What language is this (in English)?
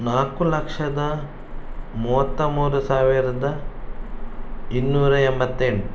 Kannada